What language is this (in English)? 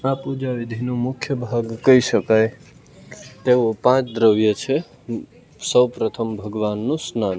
Gujarati